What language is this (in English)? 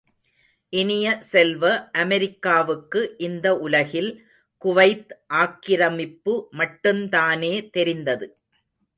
Tamil